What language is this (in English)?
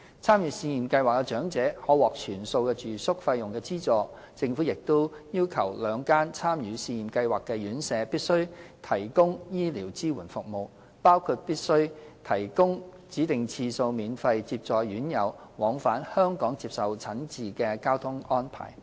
Cantonese